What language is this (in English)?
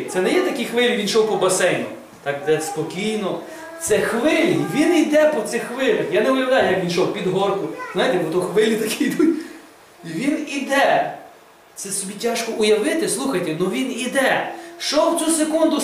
Ukrainian